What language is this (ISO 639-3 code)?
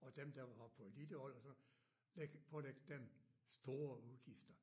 dan